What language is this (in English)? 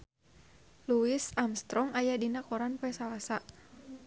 Sundanese